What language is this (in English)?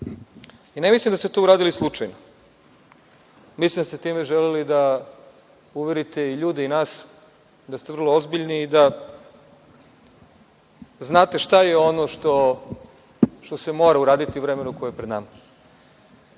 Serbian